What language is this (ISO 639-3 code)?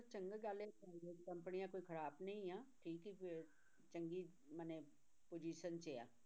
pan